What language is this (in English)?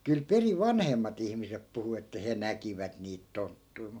Finnish